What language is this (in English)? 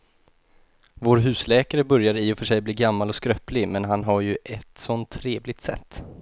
Swedish